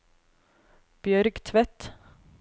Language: Norwegian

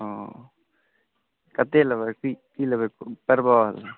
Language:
Maithili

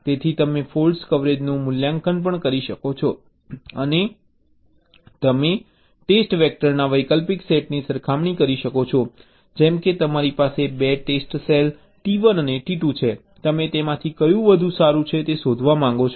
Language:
Gujarati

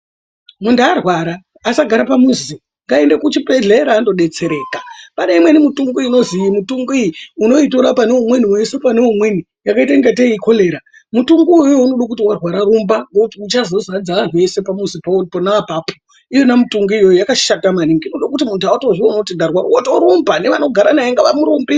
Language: Ndau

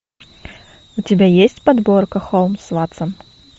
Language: Russian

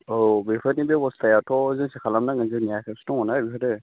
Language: Bodo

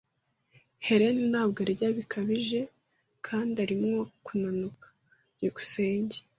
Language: Kinyarwanda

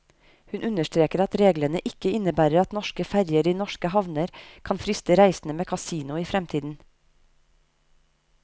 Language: Norwegian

